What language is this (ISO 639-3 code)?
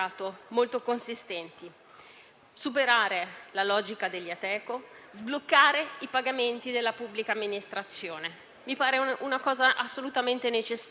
ita